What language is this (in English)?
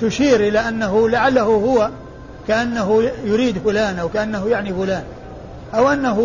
Arabic